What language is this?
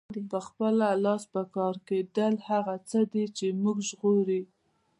Pashto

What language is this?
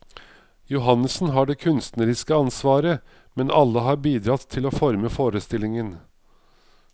Norwegian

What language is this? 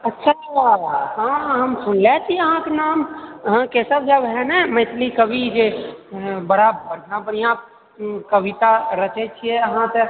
Maithili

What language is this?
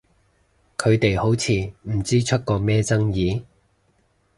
Cantonese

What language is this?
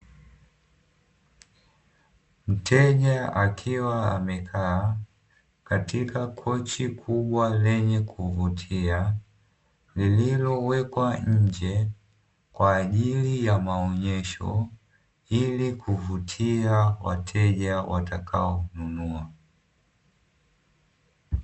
Swahili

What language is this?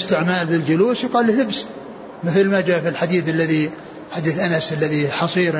Arabic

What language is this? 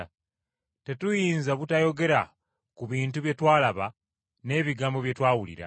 Ganda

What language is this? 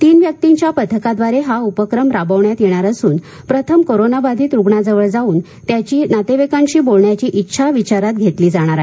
Marathi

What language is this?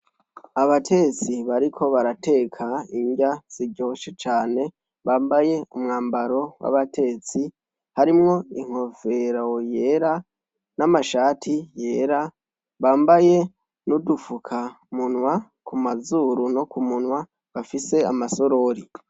Rundi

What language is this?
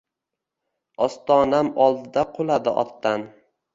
Uzbek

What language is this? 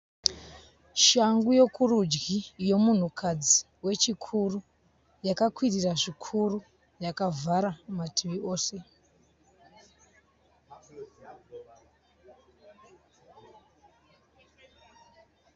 Shona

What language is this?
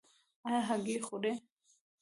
Pashto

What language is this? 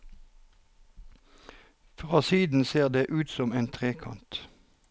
Norwegian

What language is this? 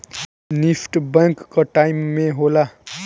Bhojpuri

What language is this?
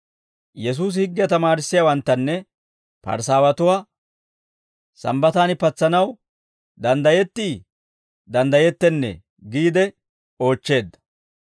Dawro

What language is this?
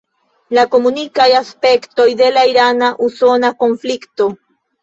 Esperanto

